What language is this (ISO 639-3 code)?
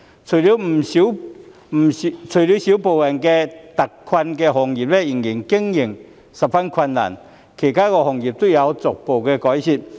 yue